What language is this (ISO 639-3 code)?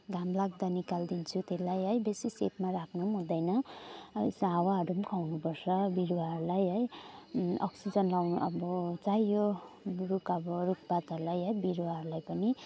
nep